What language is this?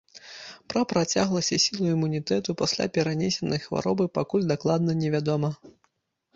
Belarusian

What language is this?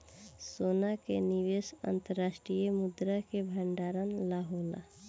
Bhojpuri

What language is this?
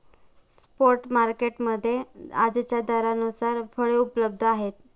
Marathi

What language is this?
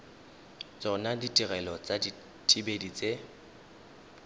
Tswana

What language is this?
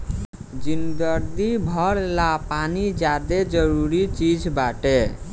Bhojpuri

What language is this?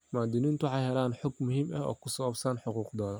Somali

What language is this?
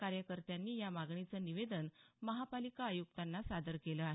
Marathi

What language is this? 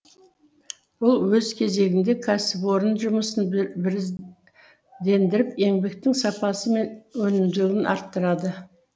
Kazakh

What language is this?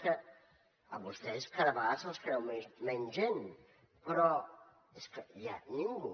Catalan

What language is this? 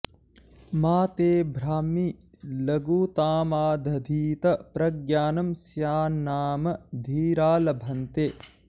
Sanskrit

